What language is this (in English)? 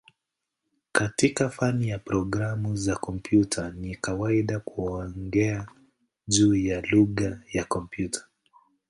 Swahili